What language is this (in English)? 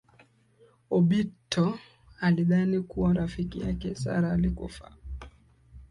Swahili